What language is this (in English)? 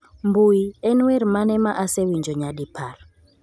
Luo (Kenya and Tanzania)